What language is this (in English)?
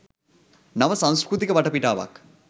Sinhala